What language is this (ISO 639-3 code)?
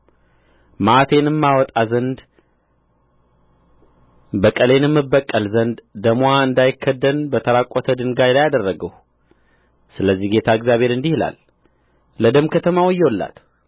amh